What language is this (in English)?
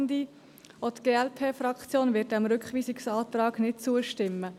Swiss German